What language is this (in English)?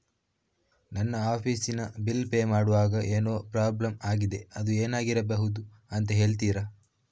Kannada